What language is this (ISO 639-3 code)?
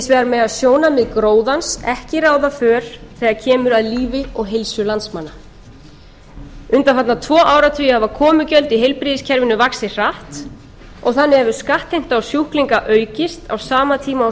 isl